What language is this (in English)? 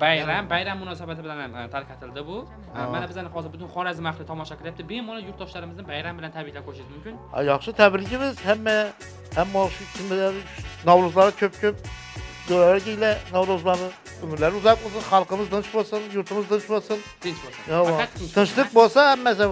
Turkish